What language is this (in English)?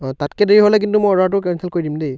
Assamese